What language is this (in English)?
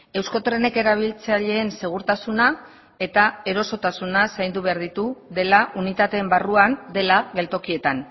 Basque